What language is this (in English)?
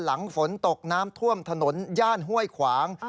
Thai